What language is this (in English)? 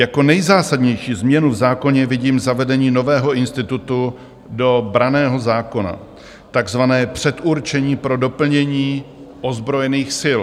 Czech